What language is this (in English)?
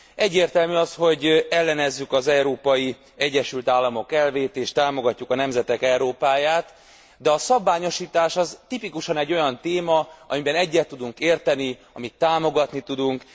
Hungarian